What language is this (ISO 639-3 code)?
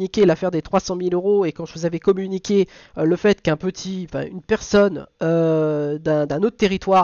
fra